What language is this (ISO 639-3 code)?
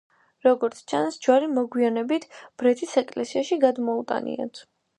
kat